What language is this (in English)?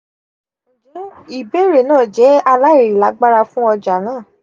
Yoruba